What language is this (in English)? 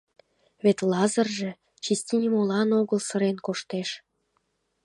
Mari